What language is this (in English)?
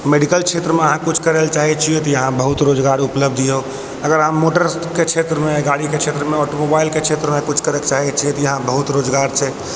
Maithili